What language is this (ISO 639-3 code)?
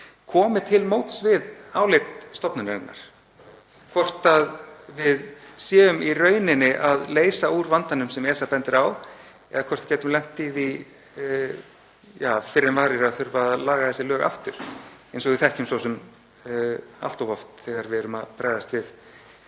isl